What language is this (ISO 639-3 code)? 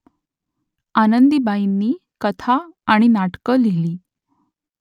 mar